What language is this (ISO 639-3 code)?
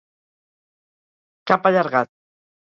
cat